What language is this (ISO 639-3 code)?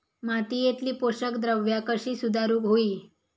mar